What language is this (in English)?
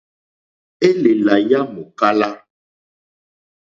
Mokpwe